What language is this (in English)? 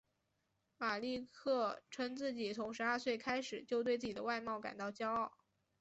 Chinese